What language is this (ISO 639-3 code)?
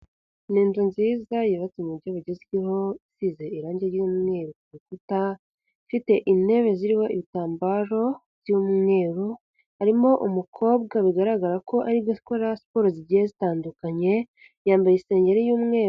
kin